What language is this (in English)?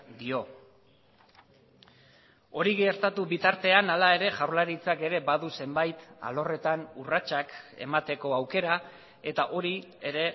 Basque